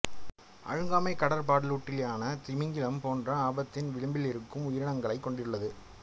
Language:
Tamil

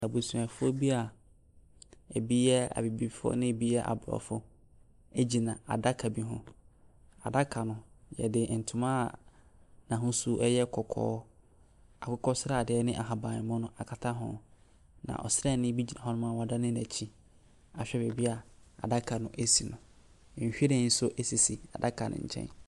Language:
Akan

